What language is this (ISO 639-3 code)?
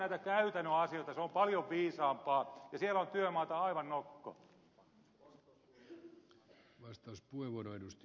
fin